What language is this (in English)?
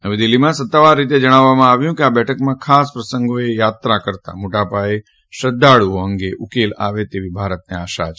Gujarati